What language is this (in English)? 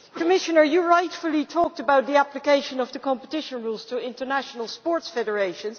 English